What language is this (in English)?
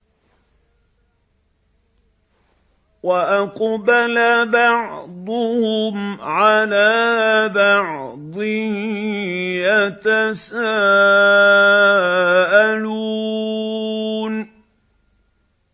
Arabic